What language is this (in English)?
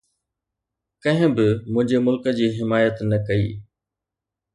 Sindhi